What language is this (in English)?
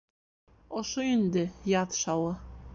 Bashkir